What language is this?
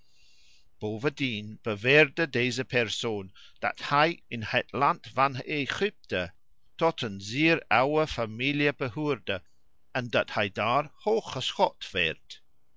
Dutch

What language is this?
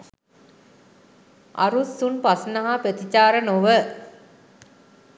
Sinhala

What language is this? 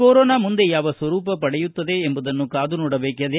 Kannada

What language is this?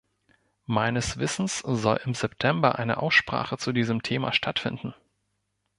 German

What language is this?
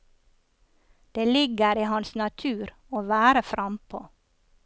Norwegian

